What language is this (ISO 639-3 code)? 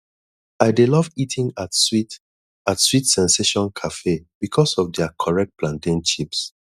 pcm